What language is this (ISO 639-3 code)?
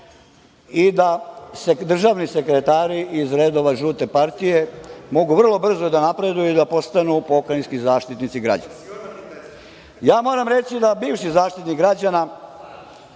srp